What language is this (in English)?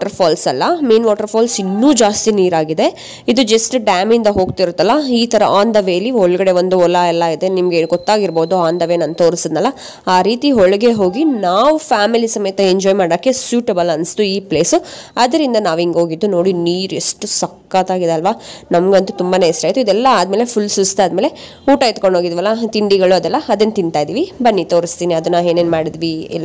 Hindi